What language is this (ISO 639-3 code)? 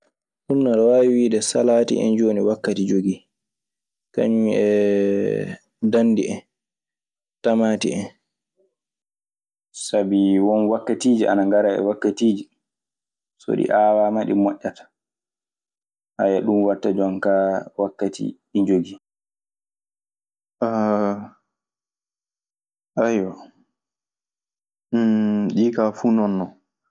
ffm